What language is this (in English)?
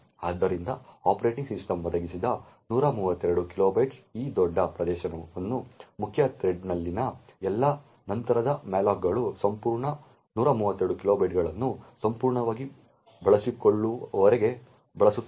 Kannada